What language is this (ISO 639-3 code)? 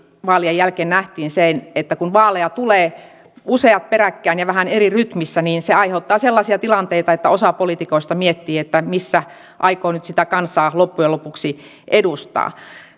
fin